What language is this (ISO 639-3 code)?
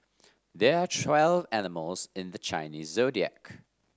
eng